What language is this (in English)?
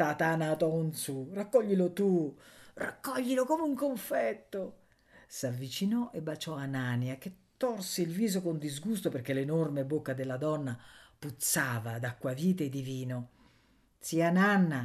Italian